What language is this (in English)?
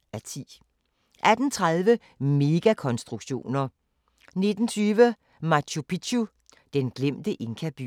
Danish